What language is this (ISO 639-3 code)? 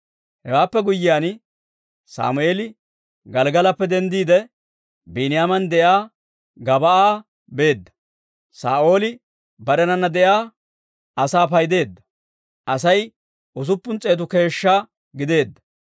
dwr